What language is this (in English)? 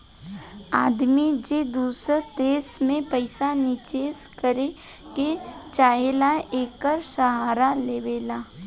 Bhojpuri